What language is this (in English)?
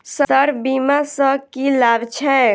Maithili